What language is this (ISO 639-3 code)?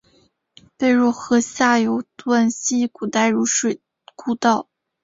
zho